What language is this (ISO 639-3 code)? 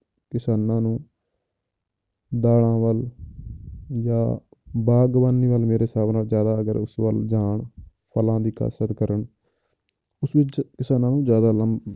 pan